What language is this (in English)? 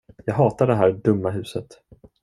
Swedish